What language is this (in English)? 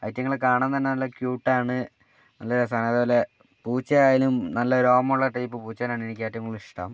Malayalam